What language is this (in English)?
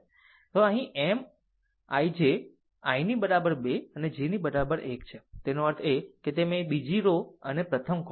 Gujarati